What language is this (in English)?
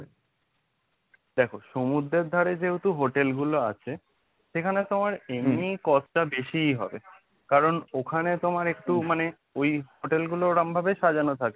Bangla